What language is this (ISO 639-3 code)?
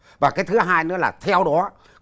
vie